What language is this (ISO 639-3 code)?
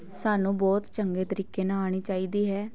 pan